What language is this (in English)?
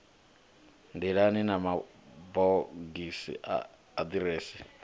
Venda